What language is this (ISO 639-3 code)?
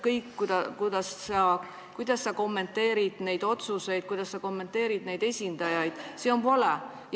est